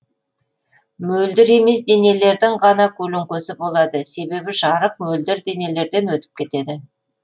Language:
Kazakh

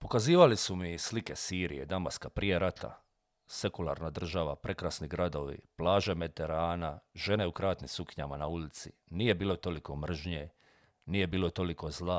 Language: Croatian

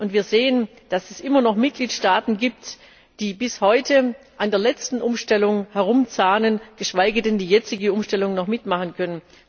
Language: German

